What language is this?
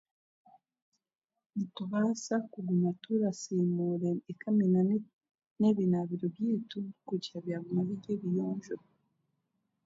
Chiga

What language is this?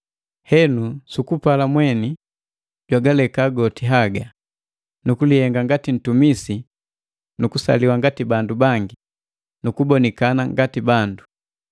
Matengo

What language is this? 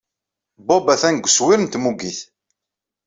Kabyle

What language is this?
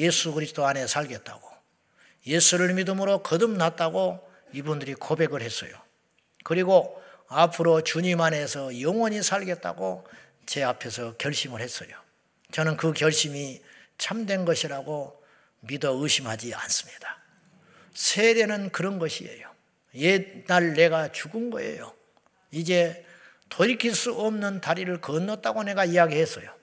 Korean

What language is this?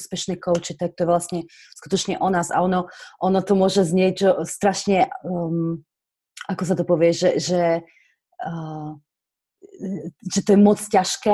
Slovak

